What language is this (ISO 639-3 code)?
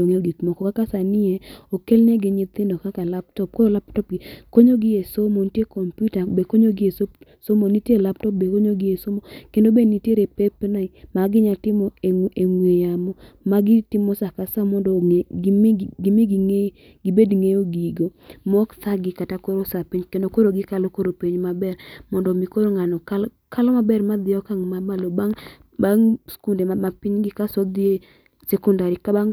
luo